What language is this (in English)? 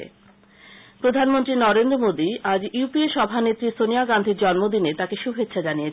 Bangla